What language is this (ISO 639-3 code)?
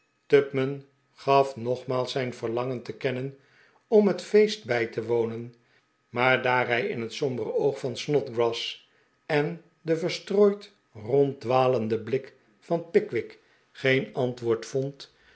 nld